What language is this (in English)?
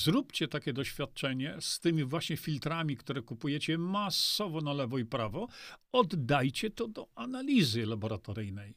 Polish